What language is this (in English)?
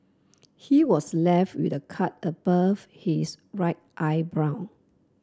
English